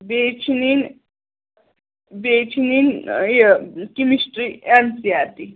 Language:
Kashmiri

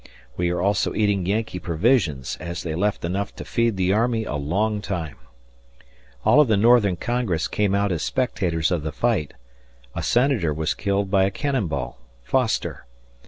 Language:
English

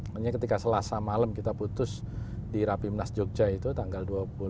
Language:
Indonesian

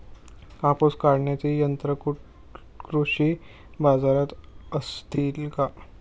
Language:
Marathi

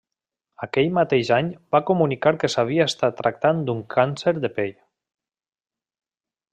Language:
Catalan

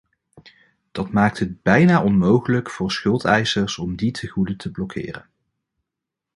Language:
Dutch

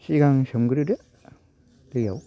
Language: Bodo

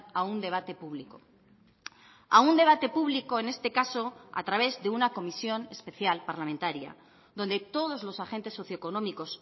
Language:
Spanish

